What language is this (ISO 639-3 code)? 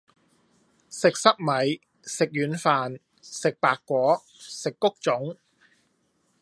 yue